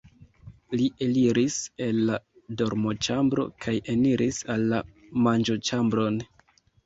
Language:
Esperanto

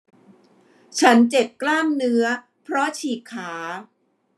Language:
Thai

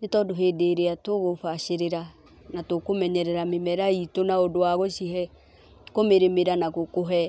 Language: Kikuyu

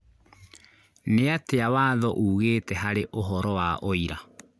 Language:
Kikuyu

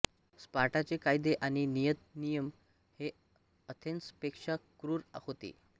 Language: Marathi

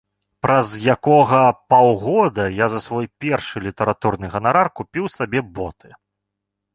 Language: Belarusian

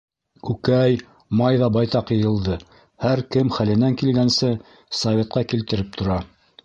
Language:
Bashkir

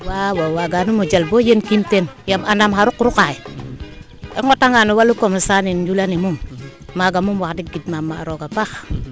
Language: Serer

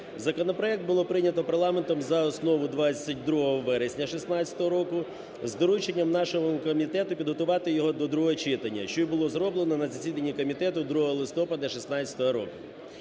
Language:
Ukrainian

